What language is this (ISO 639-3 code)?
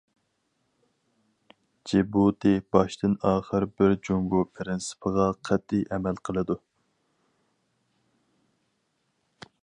uig